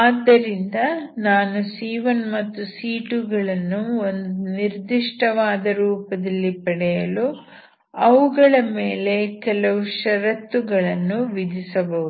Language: Kannada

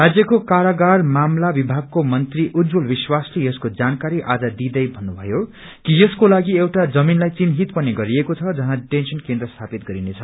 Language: Nepali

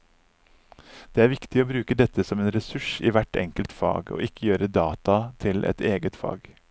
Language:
Norwegian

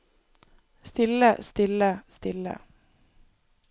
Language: Norwegian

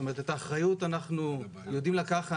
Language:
Hebrew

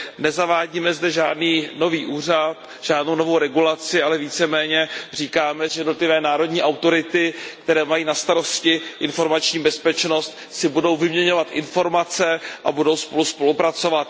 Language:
Czech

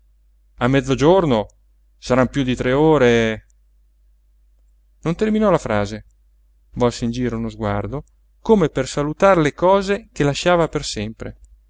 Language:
Italian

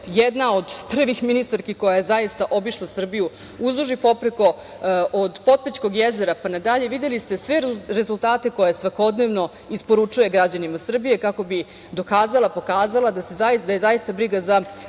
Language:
Serbian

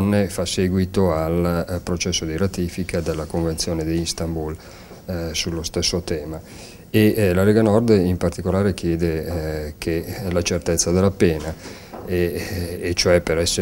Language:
Italian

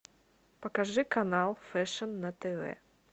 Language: Russian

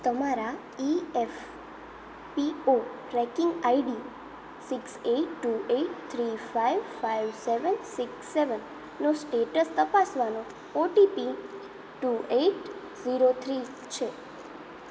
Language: Gujarati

